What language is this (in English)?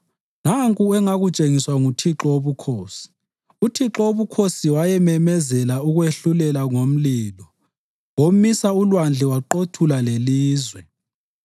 North Ndebele